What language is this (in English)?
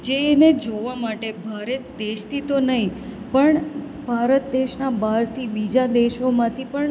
Gujarati